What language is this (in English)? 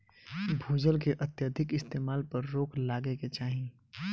Bhojpuri